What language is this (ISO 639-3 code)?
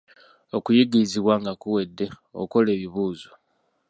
lug